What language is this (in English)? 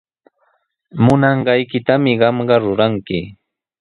Sihuas Ancash Quechua